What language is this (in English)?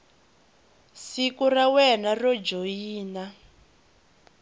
Tsonga